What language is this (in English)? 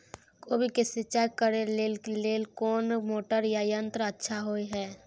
Maithili